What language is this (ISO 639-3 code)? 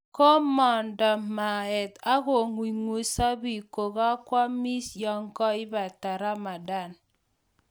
kln